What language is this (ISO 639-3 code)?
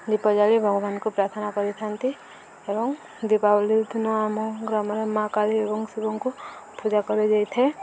ori